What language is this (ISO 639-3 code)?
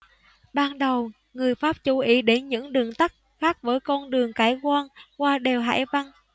vie